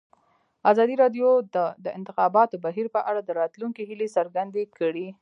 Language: Pashto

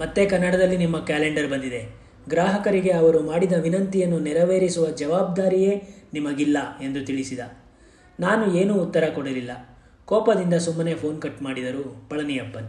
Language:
Kannada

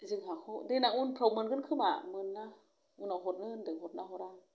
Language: Bodo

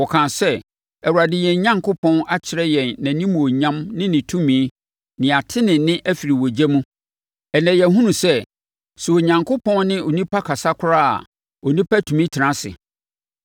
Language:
Akan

